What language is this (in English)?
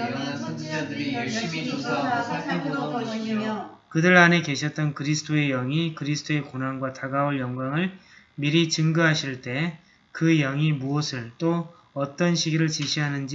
Korean